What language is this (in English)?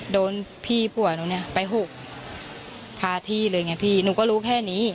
Thai